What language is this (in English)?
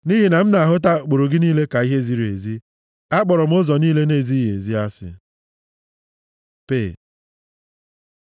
Igbo